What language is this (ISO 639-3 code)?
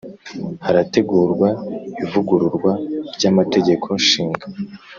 kin